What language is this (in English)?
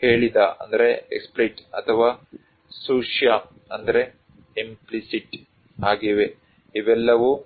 Kannada